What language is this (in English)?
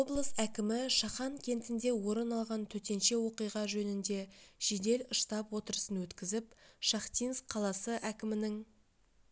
Kazakh